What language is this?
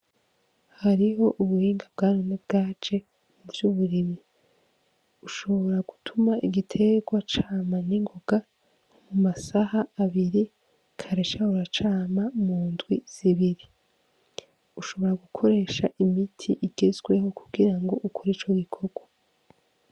Rundi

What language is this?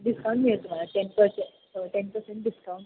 Marathi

